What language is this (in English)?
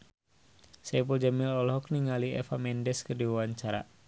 Sundanese